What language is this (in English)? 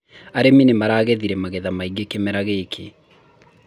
Kikuyu